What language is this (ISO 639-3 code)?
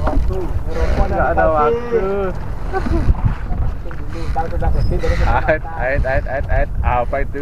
ind